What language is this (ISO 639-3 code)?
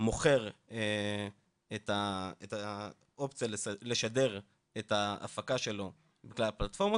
heb